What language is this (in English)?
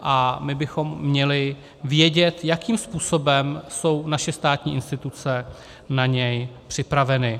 Czech